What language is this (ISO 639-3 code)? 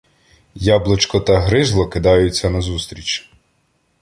ukr